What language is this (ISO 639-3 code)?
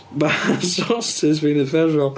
cym